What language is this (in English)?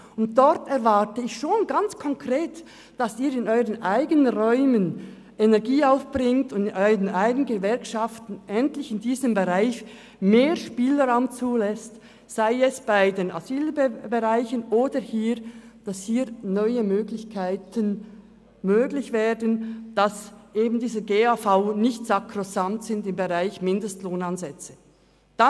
Swiss German